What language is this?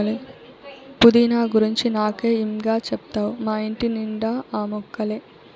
Telugu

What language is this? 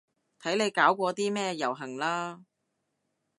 Cantonese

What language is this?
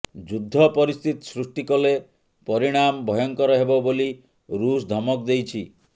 Odia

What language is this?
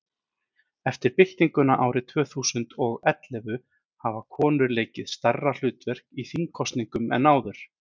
Icelandic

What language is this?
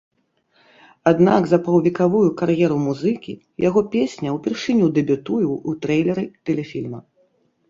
Belarusian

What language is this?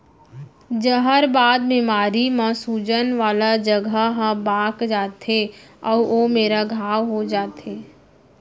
Chhattisgarhi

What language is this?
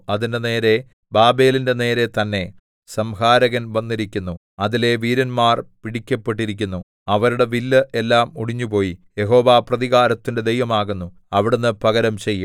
Malayalam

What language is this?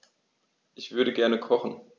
German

